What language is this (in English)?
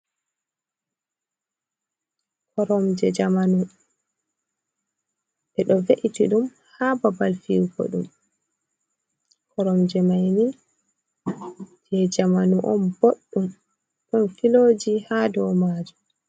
Fula